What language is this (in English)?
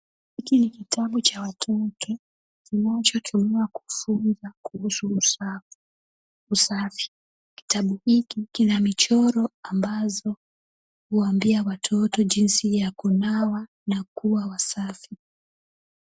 Swahili